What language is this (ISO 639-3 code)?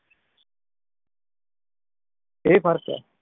pan